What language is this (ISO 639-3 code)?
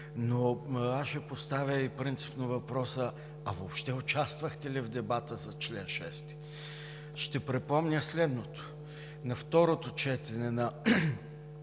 bul